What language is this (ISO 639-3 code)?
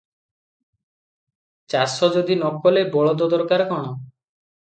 ori